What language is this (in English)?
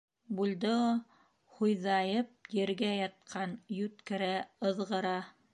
Bashkir